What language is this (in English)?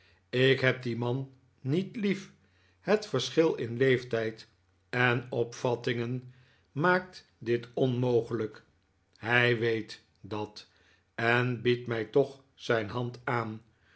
Dutch